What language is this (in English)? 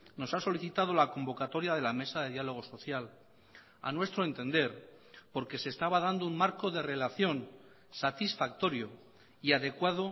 Spanish